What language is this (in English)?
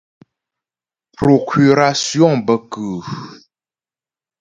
Ghomala